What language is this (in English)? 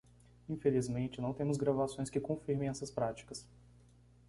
Portuguese